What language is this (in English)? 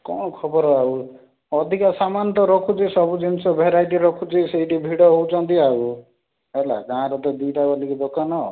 Odia